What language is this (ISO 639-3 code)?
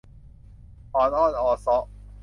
tha